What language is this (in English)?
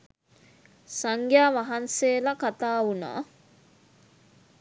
Sinhala